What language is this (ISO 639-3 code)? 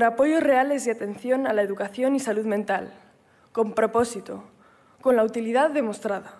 spa